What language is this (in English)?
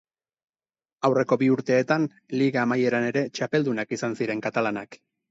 Basque